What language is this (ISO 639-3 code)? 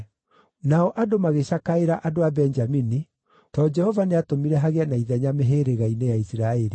kik